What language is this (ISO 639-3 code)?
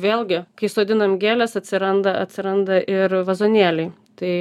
lit